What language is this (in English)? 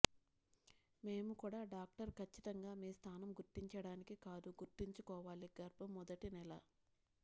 Telugu